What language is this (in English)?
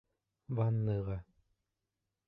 Bashkir